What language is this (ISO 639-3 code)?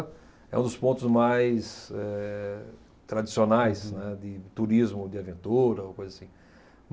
por